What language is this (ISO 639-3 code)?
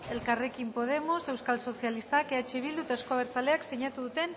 eus